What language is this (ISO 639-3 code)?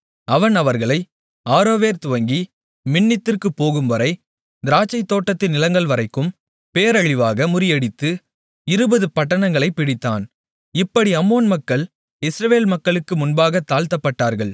tam